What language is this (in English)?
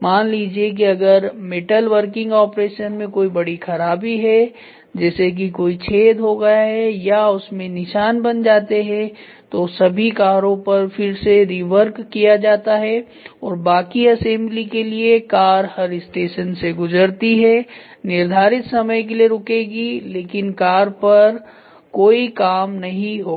Hindi